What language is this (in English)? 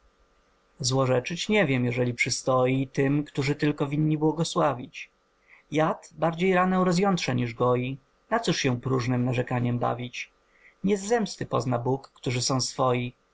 Polish